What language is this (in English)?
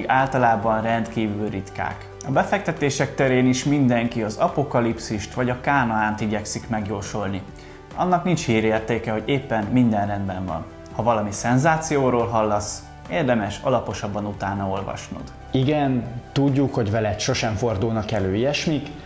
Hungarian